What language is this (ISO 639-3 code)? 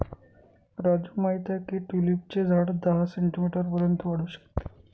mar